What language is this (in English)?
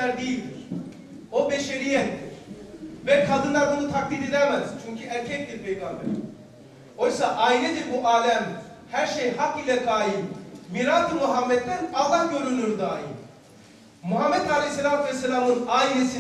Turkish